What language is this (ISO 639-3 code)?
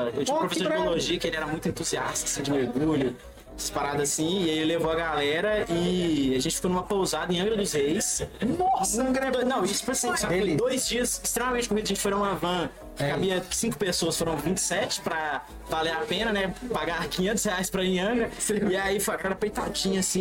por